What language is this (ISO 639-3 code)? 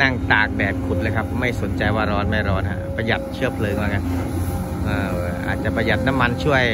tha